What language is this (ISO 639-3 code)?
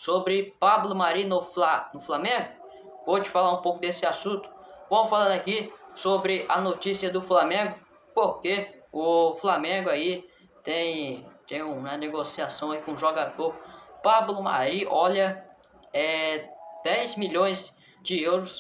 por